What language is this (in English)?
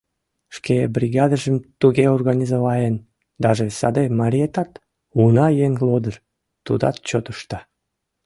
Mari